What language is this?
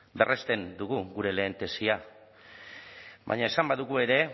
Basque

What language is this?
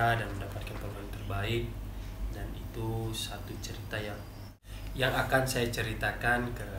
Indonesian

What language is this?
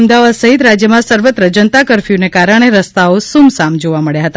Gujarati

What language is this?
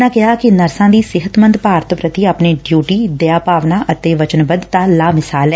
Punjabi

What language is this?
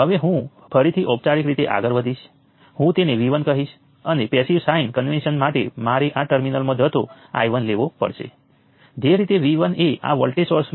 Gujarati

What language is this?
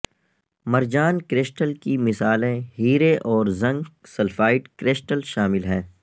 Urdu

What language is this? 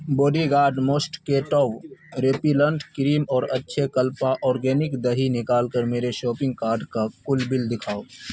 Urdu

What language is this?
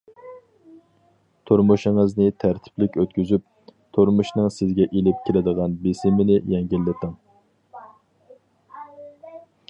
Uyghur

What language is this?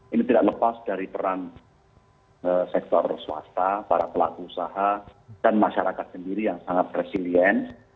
Indonesian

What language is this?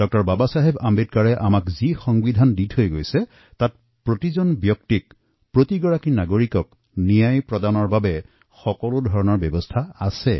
Assamese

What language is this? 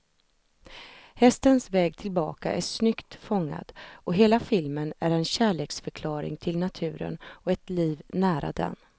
Swedish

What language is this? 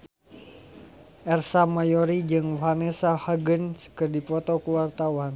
Sundanese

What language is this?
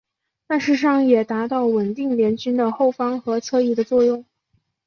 Chinese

